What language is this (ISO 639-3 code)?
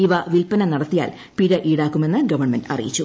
mal